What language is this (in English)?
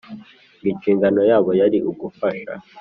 Kinyarwanda